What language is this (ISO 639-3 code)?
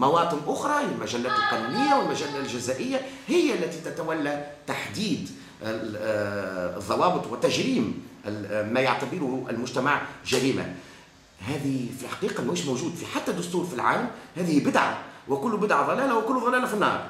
ara